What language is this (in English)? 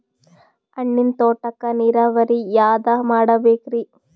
Kannada